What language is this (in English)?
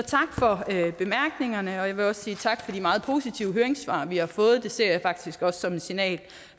Danish